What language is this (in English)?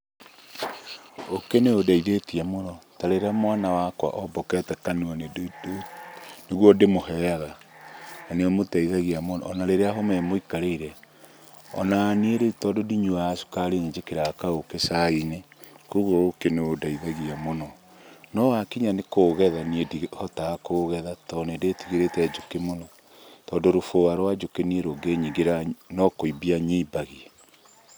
Kikuyu